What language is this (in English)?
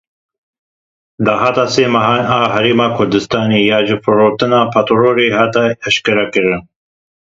Kurdish